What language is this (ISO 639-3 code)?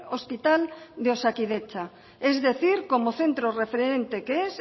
spa